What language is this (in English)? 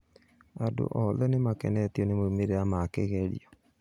Kikuyu